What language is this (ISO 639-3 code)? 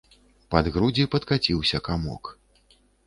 bel